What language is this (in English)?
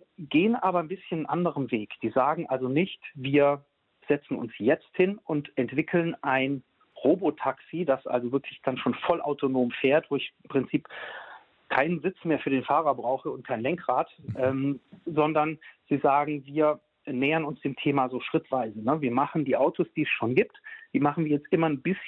German